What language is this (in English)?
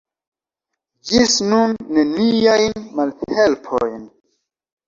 Esperanto